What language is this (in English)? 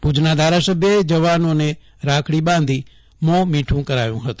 Gujarati